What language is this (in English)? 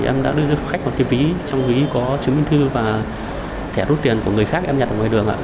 Vietnamese